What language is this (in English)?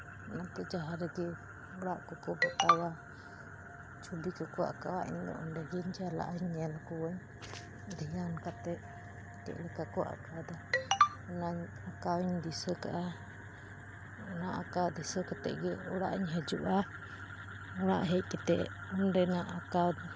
Santali